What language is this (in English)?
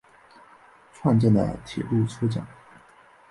Chinese